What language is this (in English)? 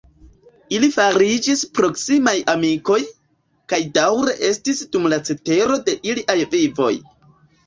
Esperanto